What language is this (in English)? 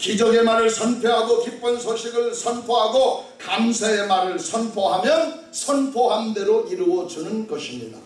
Korean